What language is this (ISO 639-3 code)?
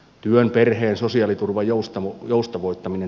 fin